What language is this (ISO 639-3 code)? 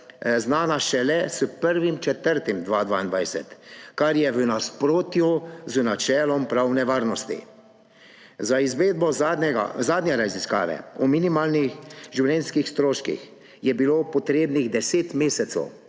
slv